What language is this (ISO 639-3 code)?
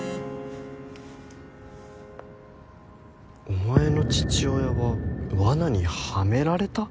jpn